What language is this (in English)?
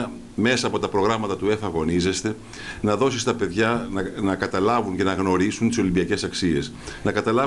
Greek